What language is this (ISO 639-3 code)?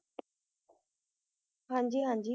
pan